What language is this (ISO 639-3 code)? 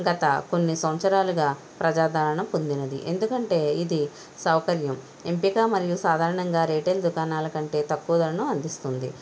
tel